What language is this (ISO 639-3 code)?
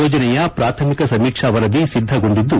kan